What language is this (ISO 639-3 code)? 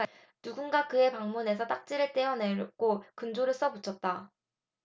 kor